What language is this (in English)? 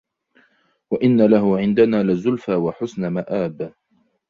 Arabic